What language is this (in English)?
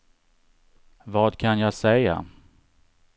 Swedish